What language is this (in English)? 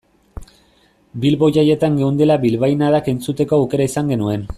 Basque